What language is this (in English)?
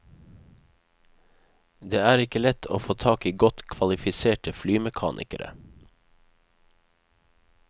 Norwegian